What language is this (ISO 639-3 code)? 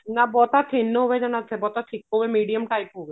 pan